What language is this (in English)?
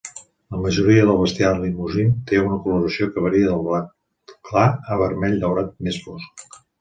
Catalan